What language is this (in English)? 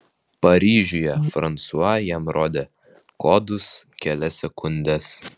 Lithuanian